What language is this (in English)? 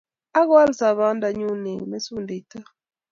Kalenjin